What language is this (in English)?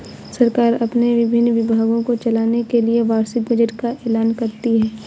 Hindi